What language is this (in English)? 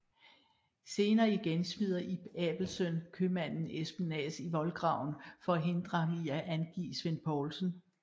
Danish